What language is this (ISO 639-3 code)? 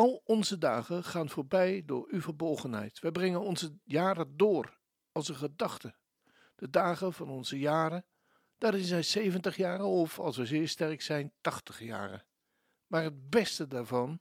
nld